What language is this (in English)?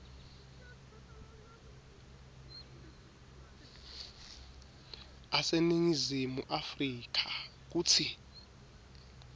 Swati